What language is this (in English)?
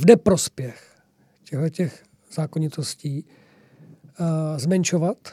Czech